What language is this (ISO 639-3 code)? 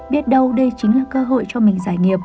vie